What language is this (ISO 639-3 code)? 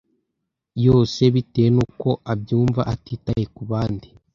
kin